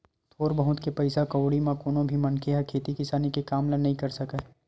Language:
Chhattisgarhi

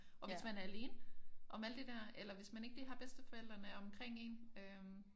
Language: Danish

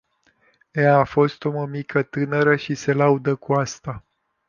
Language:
Romanian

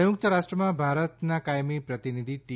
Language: Gujarati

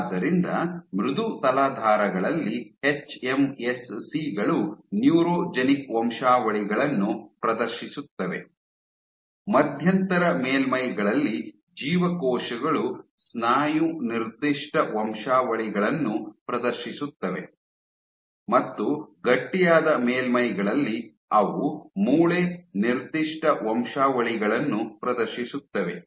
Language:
Kannada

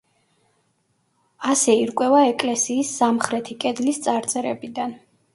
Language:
Georgian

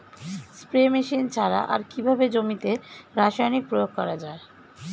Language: Bangla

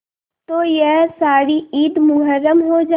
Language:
Hindi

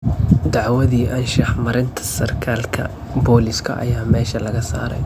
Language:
Somali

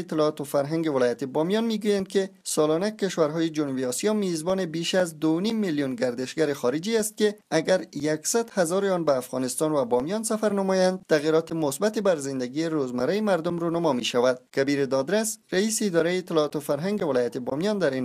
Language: Persian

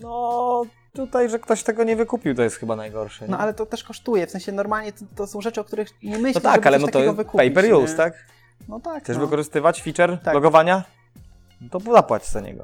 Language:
Polish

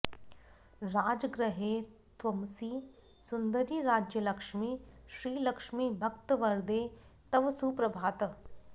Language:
Sanskrit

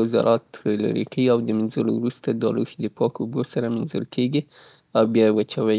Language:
Southern Pashto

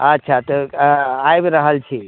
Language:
Maithili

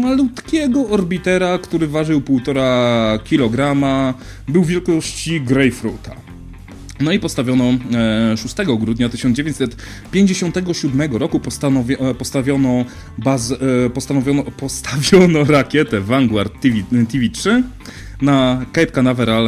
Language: Polish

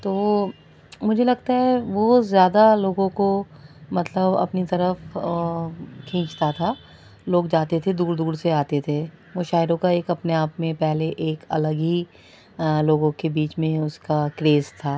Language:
Urdu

